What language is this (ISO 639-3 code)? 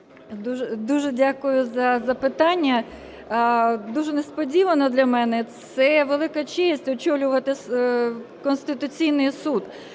ukr